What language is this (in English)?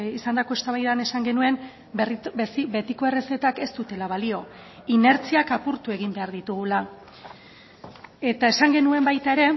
Basque